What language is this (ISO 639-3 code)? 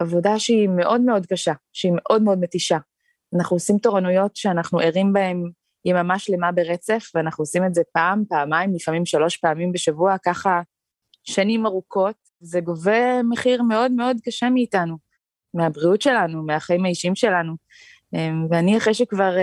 heb